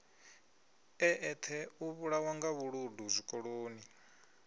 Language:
Venda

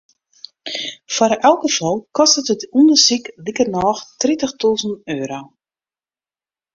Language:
Western Frisian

